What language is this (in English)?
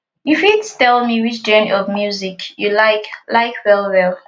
Nigerian Pidgin